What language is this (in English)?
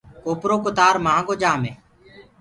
Gurgula